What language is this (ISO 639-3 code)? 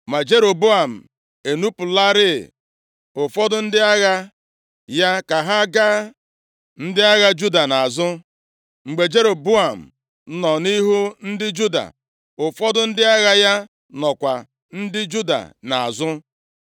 ibo